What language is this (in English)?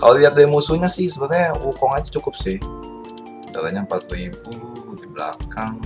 Indonesian